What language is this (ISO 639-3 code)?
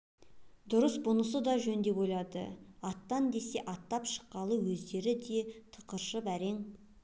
kaz